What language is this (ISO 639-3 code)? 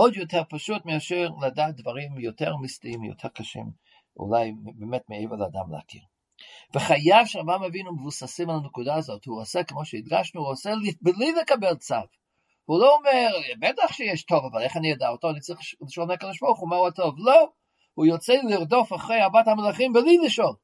heb